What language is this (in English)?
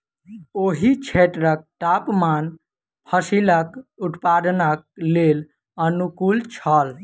Maithili